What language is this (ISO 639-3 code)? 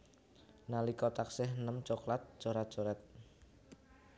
jav